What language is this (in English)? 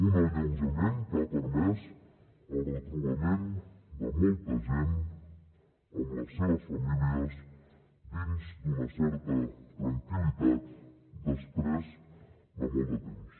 Catalan